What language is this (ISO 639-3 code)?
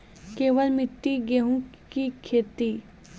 mai